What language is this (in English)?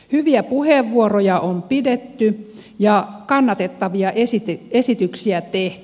Finnish